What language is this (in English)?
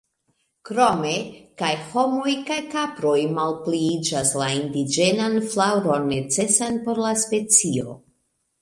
Esperanto